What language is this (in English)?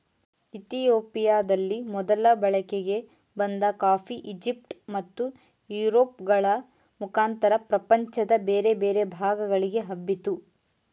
Kannada